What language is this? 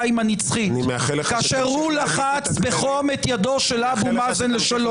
Hebrew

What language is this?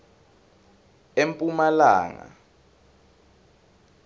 Swati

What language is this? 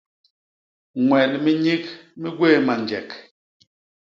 Basaa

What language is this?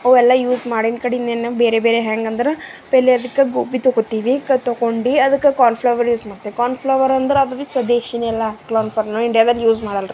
Kannada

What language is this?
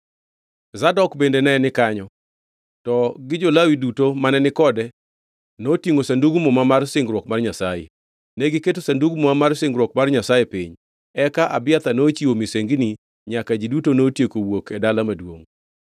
Luo (Kenya and Tanzania)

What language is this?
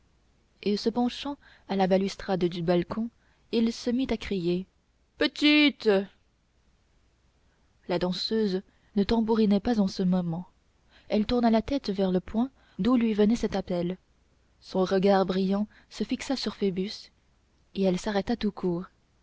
French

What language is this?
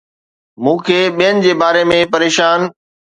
Sindhi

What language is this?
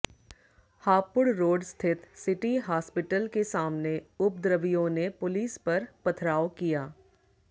Hindi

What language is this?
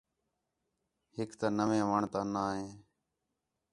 Khetrani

